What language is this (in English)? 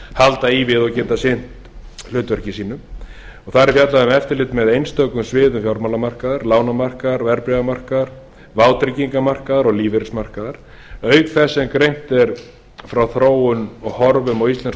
Icelandic